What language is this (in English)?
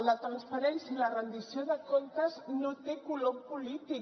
Catalan